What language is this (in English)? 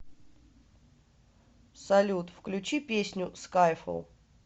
Russian